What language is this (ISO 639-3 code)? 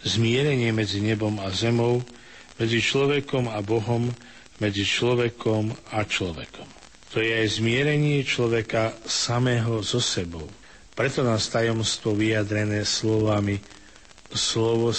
slk